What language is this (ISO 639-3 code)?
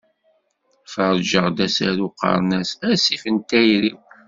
kab